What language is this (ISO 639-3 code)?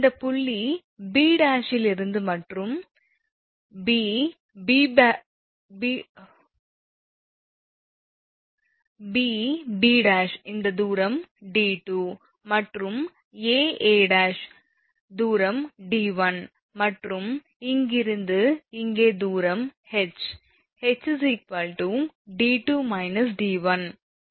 tam